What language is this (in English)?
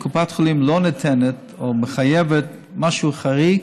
Hebrew